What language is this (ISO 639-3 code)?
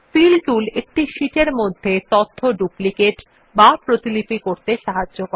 ben